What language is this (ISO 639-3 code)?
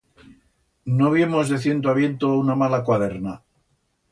arg